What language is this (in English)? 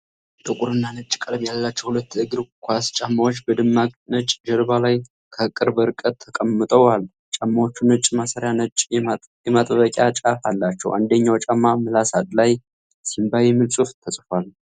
Amharic